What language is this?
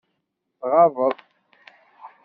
Kabyle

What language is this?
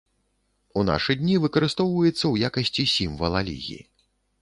Belarusian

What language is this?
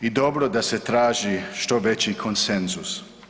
Croatian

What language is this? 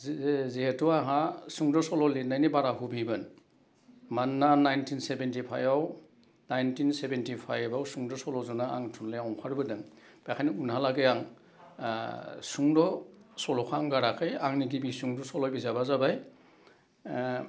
Bodo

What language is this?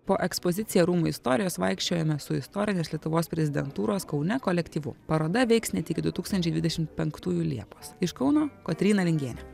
Lithuanian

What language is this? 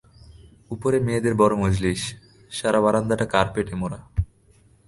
Bangla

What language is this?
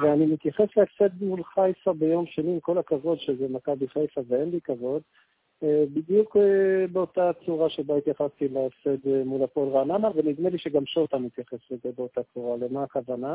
Hebrew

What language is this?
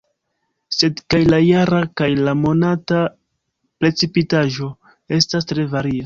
Esperanto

